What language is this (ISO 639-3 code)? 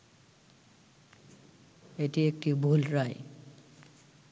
ben